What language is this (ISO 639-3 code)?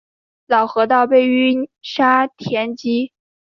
zho